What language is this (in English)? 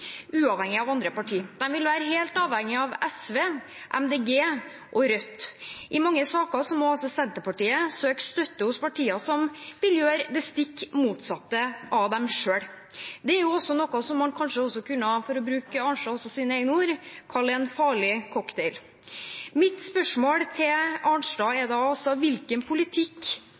Norwegian Bokmål